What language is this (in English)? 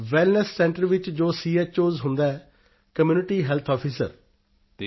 Punjabi